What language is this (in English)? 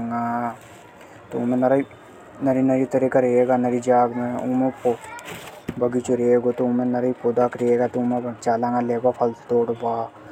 Hadothi